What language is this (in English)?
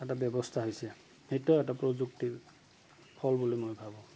Assamese